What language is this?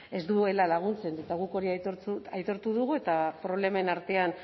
Basque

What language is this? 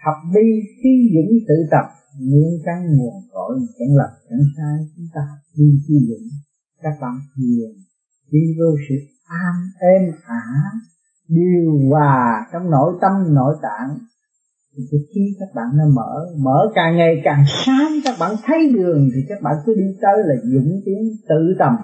Vietnamese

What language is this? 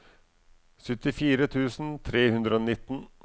Norwegian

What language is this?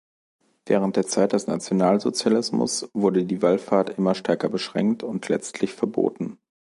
German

